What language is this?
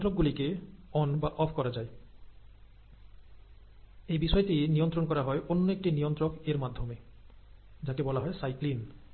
Bangla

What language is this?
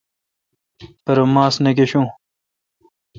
Kalkoti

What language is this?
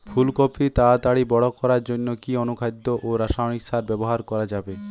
Bangla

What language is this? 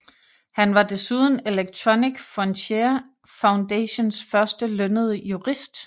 Danish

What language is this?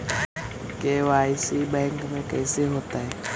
Magahi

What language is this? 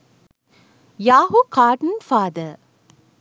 Sinhala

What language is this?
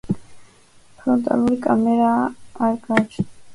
Georgian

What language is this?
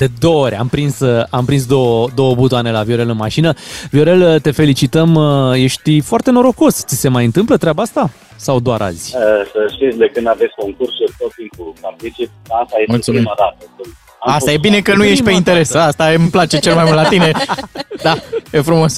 Romanian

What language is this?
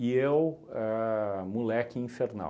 Portuguese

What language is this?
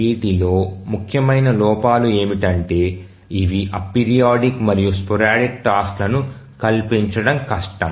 Telugu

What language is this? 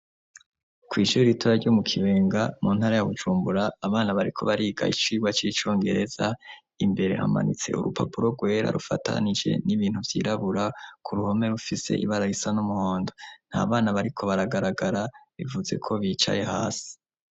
Rundi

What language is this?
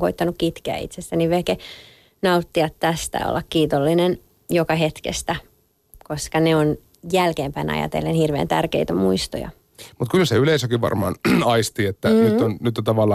Finnish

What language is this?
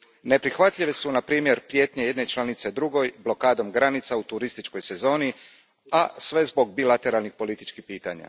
Croatian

